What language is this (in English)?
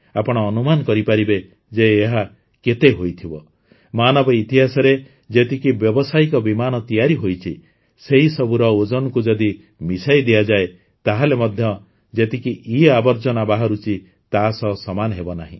Odia